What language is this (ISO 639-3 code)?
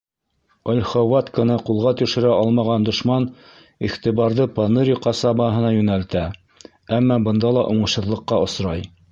bak